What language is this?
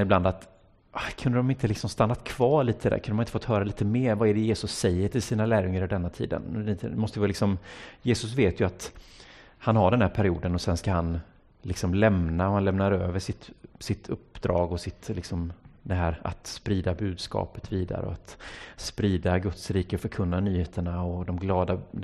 Swedish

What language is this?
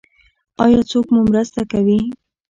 Pashto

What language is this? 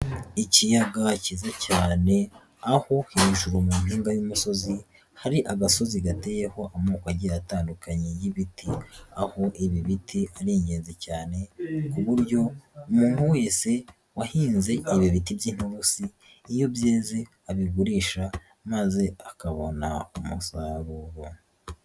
Kinyarwanda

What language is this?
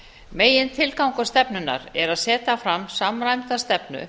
Icelandic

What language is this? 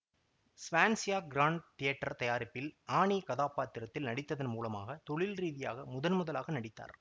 Tamil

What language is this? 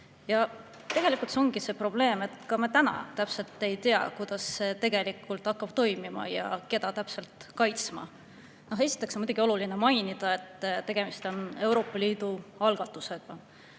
Estonian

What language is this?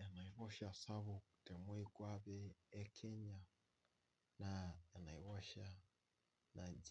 Masai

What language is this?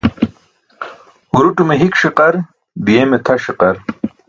Burushaski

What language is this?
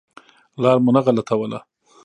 Pashto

